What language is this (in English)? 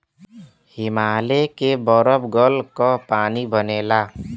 Bhojpuri